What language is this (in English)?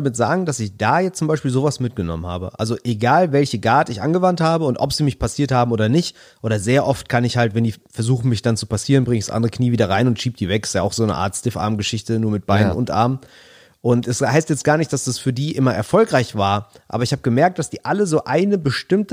German